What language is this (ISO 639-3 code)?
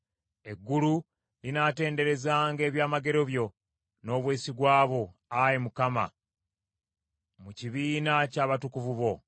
lug